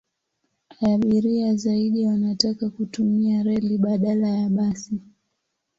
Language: Swahili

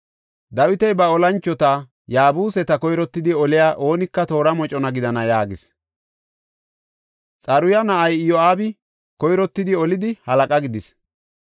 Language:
Gofa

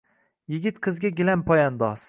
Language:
Uzbek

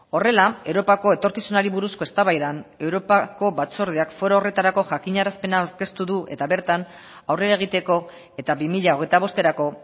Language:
Basque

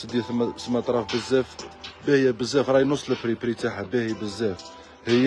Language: Arabic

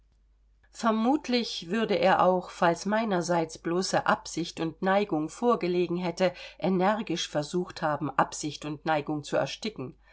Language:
German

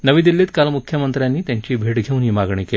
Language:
Marathi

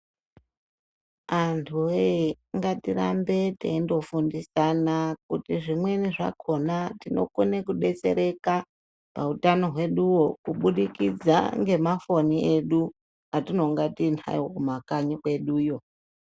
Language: Ndau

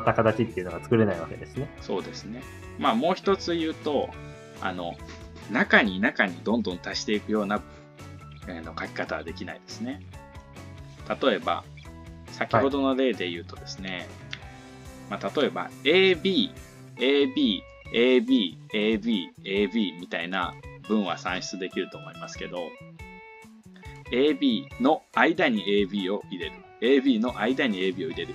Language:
Japanese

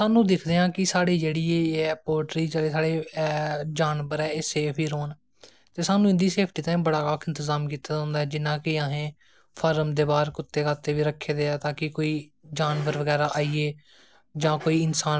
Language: Dogri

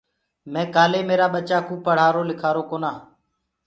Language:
Gurgula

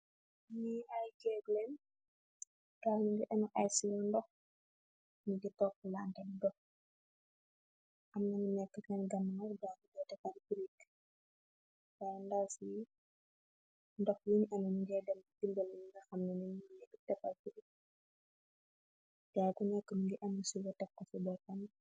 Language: Wolof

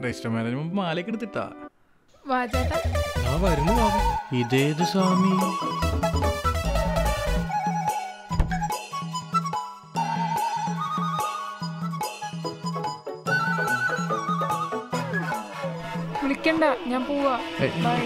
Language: English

